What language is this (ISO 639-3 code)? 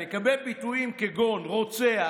heb